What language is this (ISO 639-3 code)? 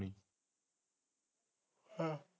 pan